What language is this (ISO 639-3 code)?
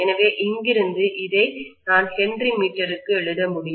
tam